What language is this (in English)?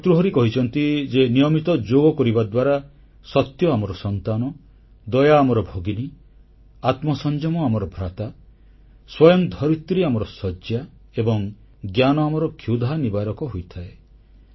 Odia